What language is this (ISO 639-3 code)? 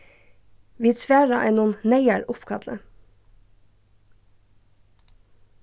fao